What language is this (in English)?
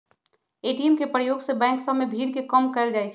Magahi